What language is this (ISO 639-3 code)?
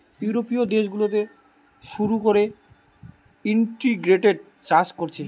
ben